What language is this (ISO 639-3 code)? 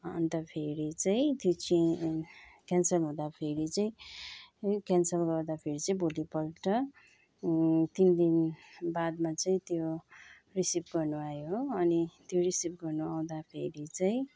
nep